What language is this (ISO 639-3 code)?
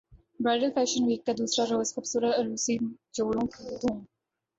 urd